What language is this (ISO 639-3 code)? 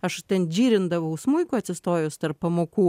lit